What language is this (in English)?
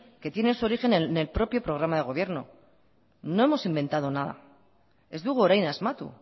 Spanish